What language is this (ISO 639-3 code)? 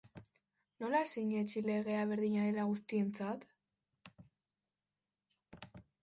eus